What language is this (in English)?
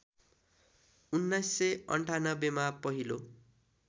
Nepali